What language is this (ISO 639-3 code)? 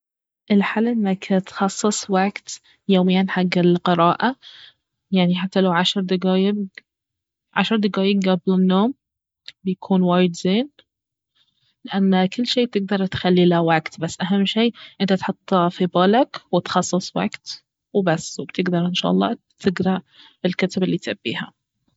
abv